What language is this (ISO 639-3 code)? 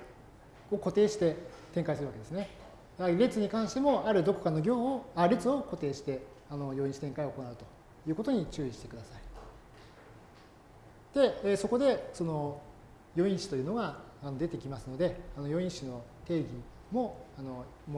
jpn